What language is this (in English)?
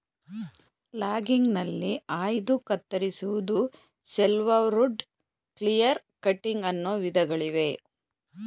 Kannada